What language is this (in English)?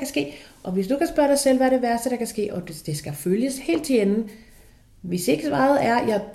Danish